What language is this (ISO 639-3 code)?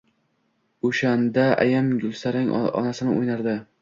uzb